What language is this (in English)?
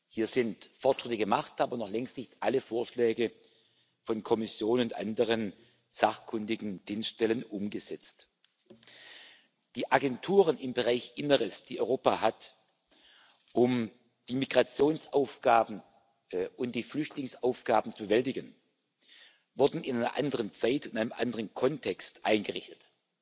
German